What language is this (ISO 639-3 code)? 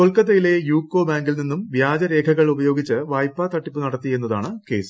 mal